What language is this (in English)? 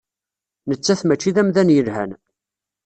Kabyle